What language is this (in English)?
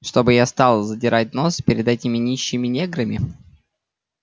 Russian